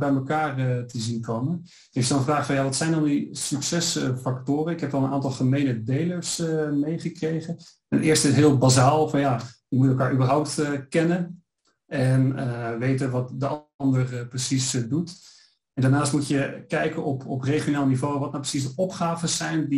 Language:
Dutch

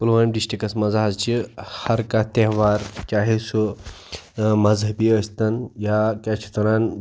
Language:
Kashmiri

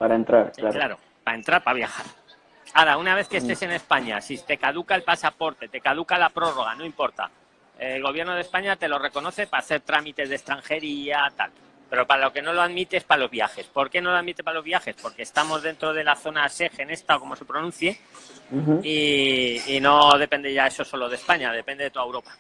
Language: Spanish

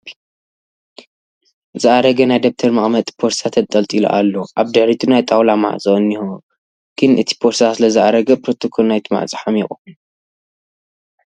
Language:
Tigrinya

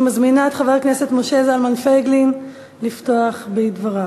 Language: Hebrew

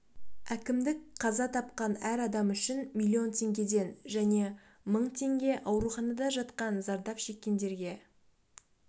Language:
Kazakh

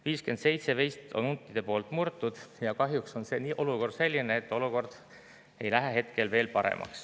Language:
Estonian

